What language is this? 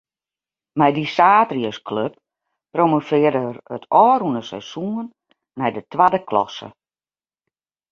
Western Frisian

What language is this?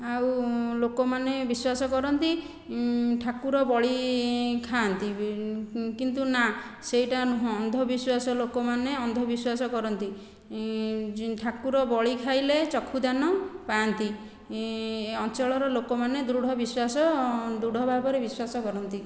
Odia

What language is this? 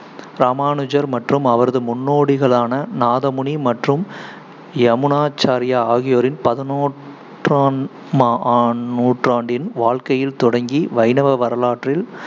Tamil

